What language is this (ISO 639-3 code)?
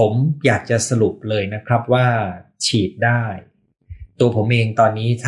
tha